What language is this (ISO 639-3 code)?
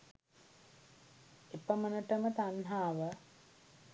sin